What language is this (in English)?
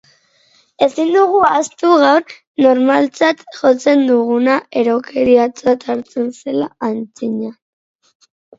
Basque